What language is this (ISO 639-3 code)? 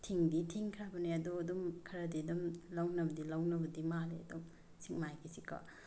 mni